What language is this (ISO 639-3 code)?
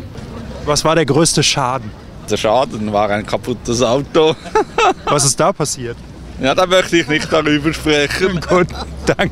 deu